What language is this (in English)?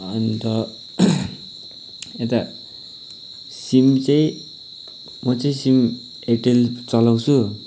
Nepali